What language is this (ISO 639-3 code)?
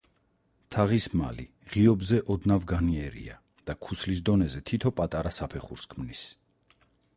kat